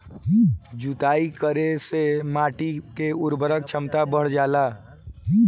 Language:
Bhojpuri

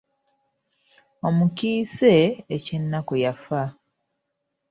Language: Ganda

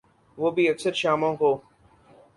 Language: Urdu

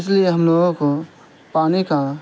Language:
Urdu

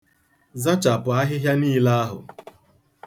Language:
Igbo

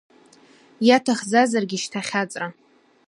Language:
Abkhazian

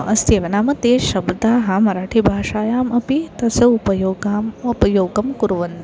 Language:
Sanskrit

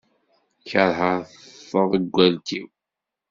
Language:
Kabyle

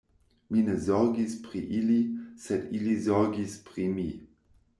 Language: Esperanto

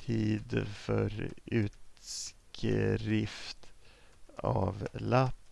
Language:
Swedish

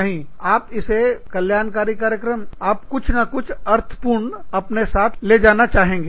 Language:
Hindi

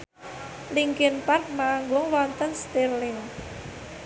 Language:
Javanese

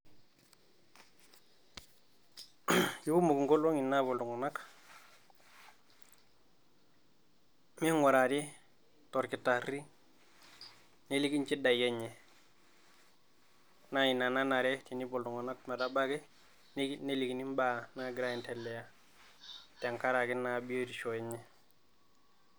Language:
Masai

